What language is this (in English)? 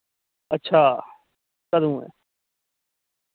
Dogri